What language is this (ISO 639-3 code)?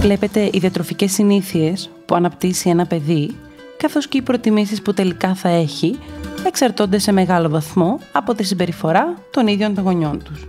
ell